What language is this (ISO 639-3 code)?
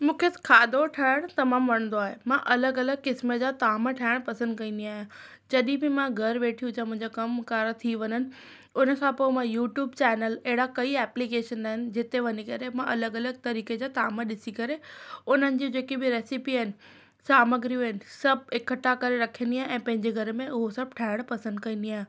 snd